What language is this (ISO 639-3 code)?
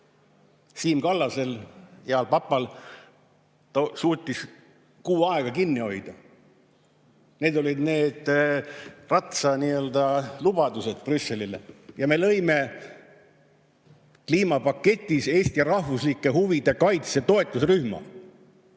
est